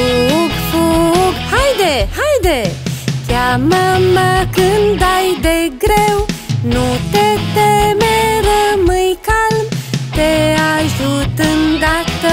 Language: Romanian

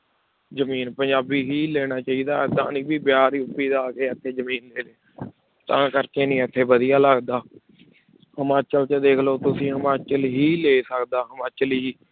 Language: Punjabi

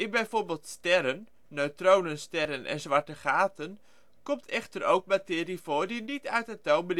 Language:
Dutch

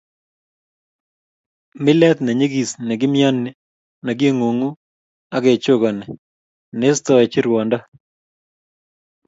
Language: Kalenjin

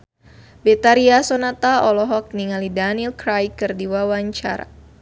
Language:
Sundanese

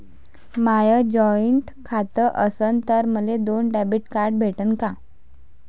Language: Marathi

